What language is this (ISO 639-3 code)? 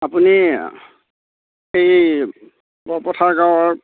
asm